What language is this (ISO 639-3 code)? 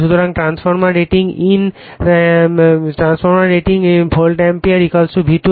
ben